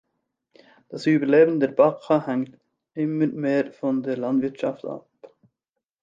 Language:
German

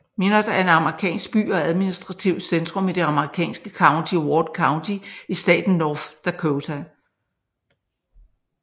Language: Danish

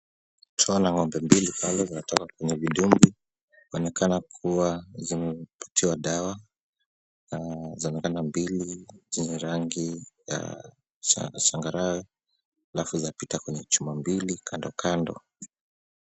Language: Swahili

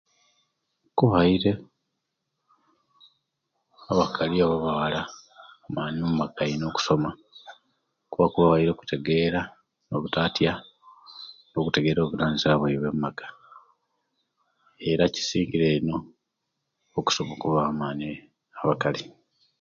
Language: Kenyi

